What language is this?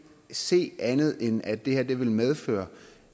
Danish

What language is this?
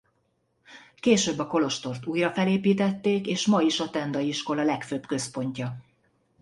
Hungarian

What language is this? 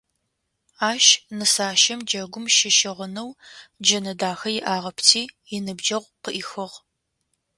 Adyghe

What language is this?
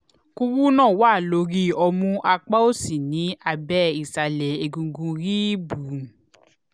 Yoruba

